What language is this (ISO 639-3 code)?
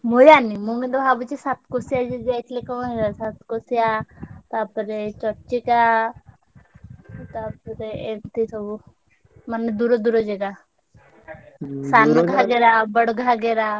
ori